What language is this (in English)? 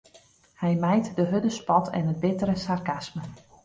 Western Frisian